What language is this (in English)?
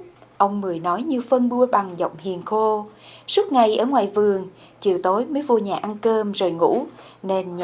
Vietnamese